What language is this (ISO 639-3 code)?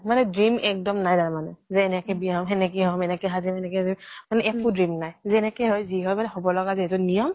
asm